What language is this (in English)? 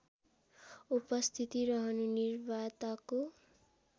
Nepali